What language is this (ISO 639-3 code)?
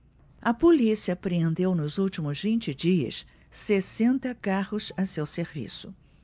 por